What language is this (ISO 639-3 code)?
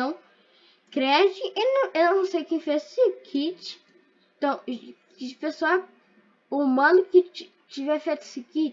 por